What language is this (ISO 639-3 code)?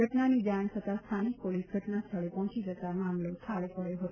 guj